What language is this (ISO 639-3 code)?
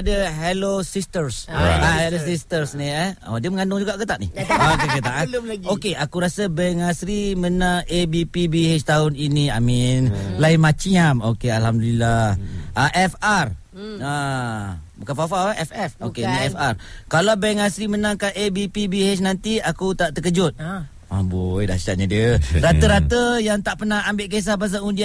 msa